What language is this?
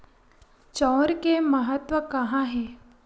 Chhattisgarhi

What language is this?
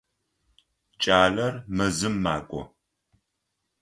Adyghe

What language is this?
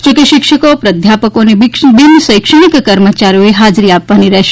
Gujarati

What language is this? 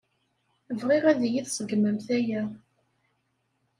Kabyle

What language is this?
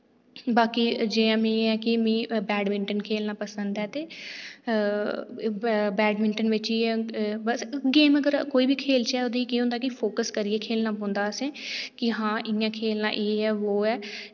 Dogri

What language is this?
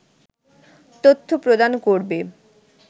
Bangla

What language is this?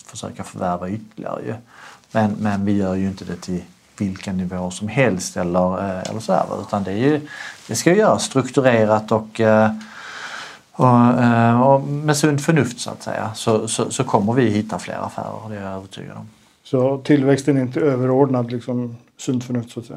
Swedish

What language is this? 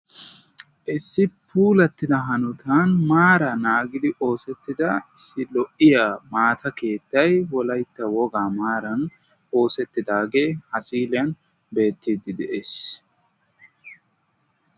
Wolaytta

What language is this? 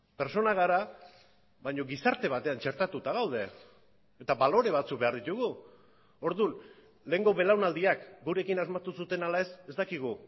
Basque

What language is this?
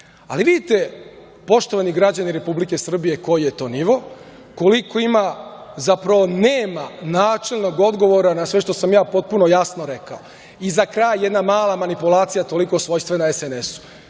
Serbian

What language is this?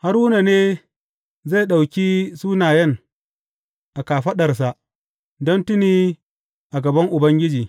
Hausa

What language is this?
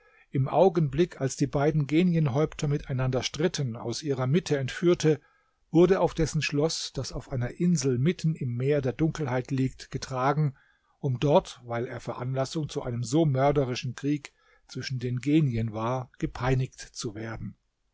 German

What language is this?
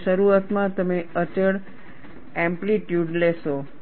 Gujarati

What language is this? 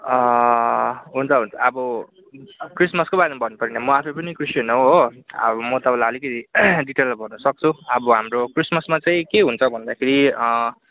Nepali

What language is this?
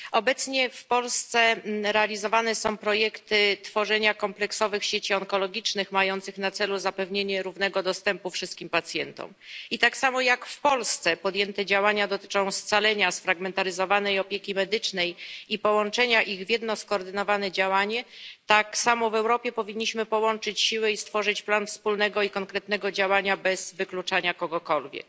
Polish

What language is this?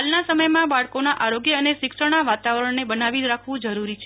Gujarati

